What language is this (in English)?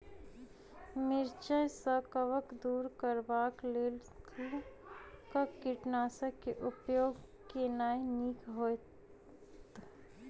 Maithili